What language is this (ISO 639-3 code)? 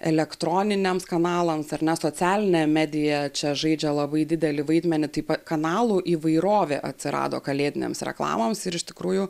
lit